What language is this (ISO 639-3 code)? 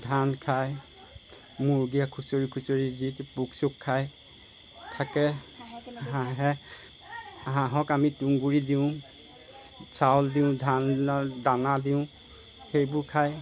asm